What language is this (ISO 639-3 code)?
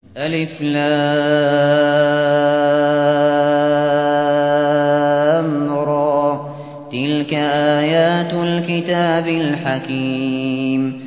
ara